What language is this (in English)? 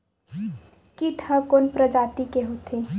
Chhattisgarhi